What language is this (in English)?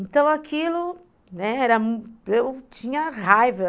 Portuguese